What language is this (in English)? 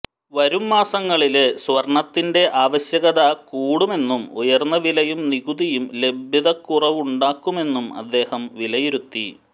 Malayalam